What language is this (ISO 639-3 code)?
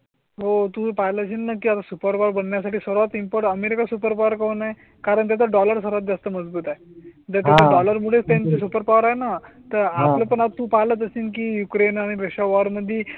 mar